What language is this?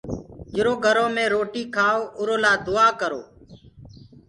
Gurgula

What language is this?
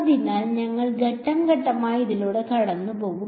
Malayalam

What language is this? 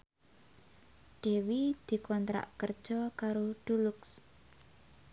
Javanese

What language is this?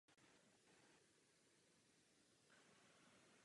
Czech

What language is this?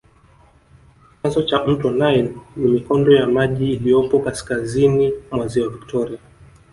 Swahili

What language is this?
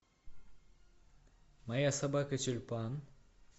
Russian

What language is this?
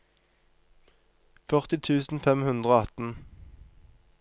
Norwegian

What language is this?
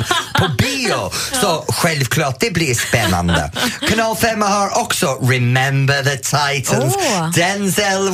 Swedish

